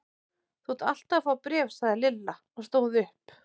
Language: Icelandic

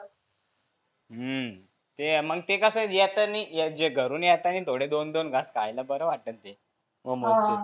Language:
Marathi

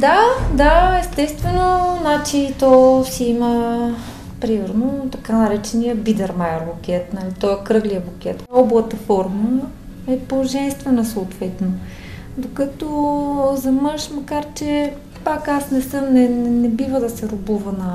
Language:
Bulgarian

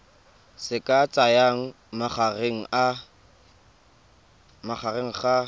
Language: Tswana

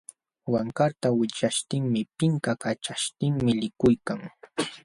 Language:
Jauja Wanca Quechua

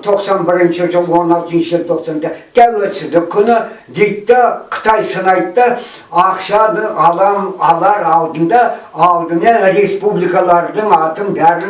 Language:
Kazakh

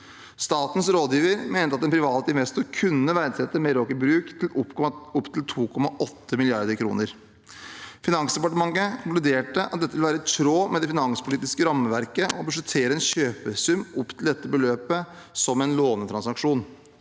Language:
Norwegian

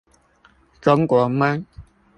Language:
Chinese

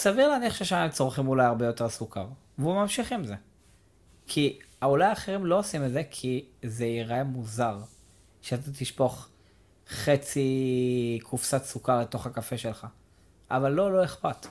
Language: Hebrew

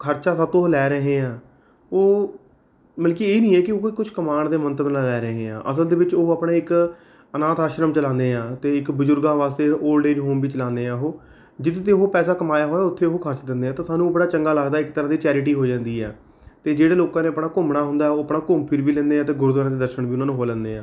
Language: Punjabi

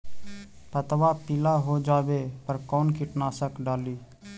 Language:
Magahi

